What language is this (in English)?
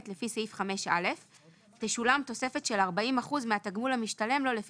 Hebrew